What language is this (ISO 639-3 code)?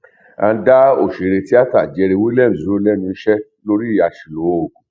yor